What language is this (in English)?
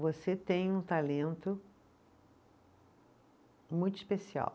Portuguese